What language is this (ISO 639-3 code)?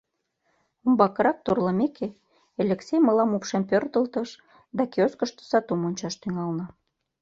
chm